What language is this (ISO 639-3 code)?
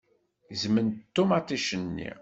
kab